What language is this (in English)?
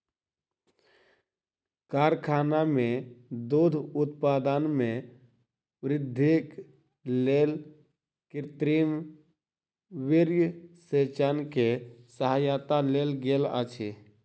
Maithili